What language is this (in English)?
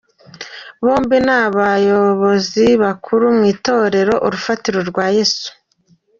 Kinyarwanda